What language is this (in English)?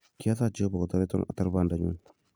Kalenjin